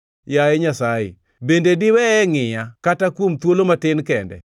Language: Luo (Kenya and Tanzania)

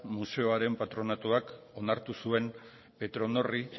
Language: Basque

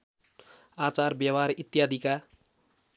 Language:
Nepali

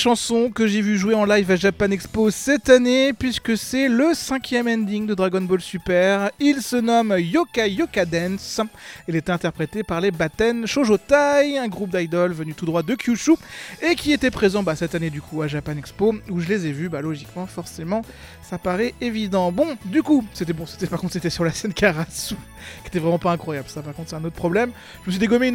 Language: French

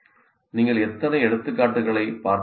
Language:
Tamil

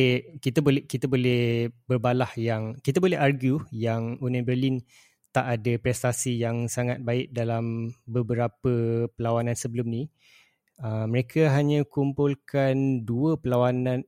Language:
Malay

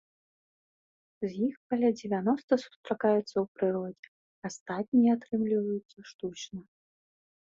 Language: Belarusian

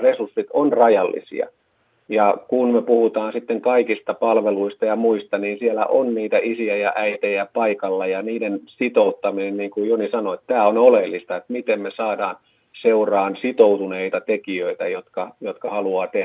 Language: Finnish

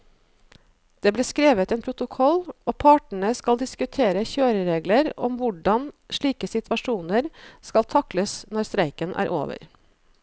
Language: Norwegian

